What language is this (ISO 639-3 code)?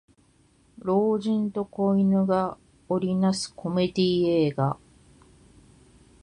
jpn